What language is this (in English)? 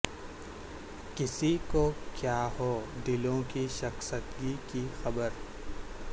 Urdu